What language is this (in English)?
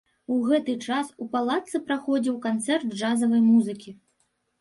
Belarusian